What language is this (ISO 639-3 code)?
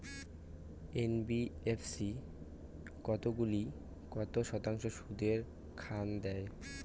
ben